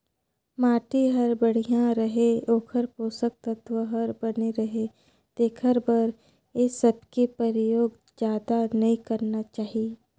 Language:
Chhattisgarhi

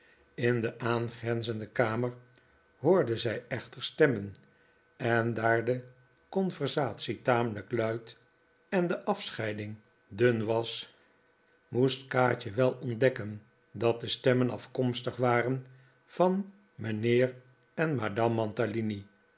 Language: Dutch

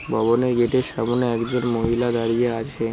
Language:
Bangla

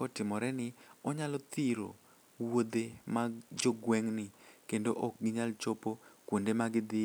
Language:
Luo (Kenya and Tanzania)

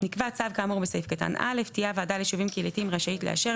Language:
Hebrew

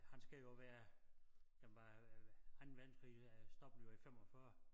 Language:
Danish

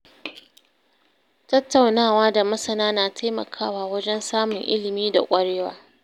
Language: Hausa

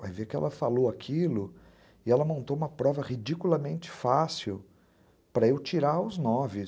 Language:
Portuguese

